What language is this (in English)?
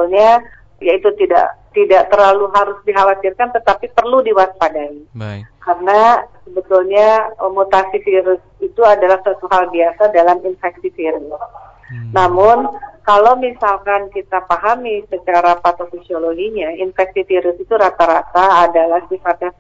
Indonesian